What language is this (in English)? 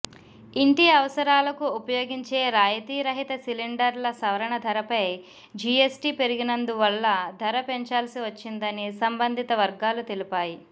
Telugu